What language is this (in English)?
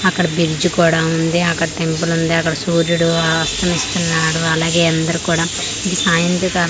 Telugu